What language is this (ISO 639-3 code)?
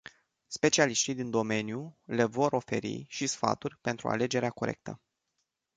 ron